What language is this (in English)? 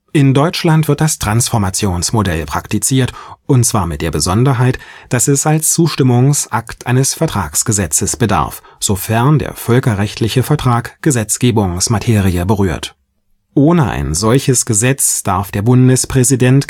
German